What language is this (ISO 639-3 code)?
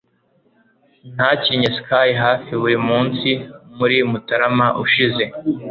kin